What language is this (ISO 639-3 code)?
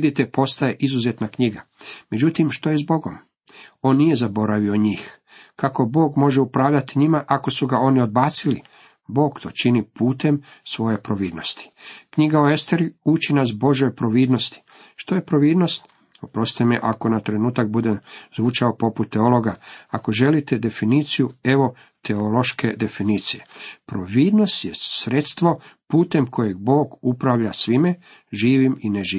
hrv